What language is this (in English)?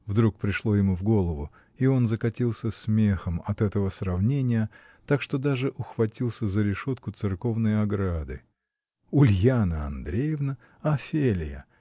Russian